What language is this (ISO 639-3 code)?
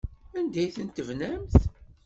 kab